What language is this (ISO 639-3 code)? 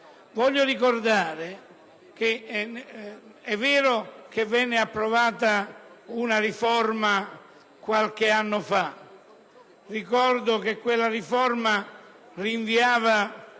ita